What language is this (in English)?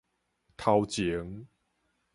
Min Nan Chinese